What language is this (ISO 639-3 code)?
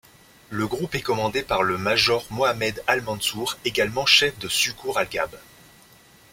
fra